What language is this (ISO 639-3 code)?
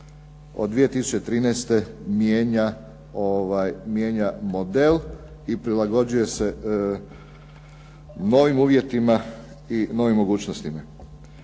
hrv